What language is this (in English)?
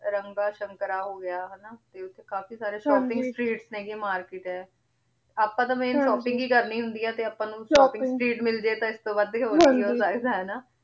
Punjabi